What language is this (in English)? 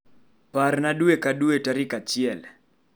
Luo (Kenya and Tanzania)